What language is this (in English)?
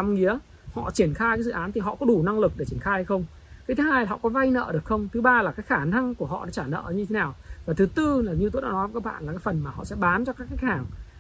Vietnamese